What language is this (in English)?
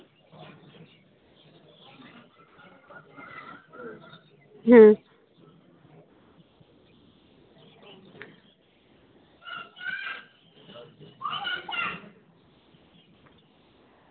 Santali